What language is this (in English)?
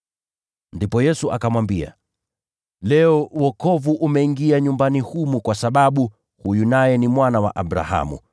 Swahili